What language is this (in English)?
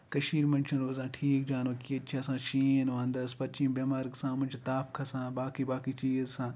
Kashmiri